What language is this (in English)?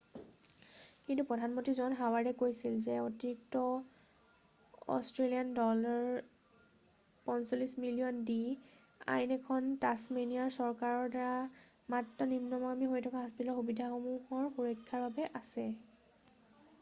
Assamese